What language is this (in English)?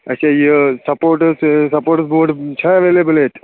Kashmiri